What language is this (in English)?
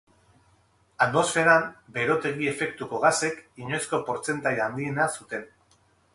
Basque